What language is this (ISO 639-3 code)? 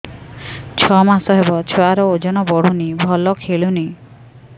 ori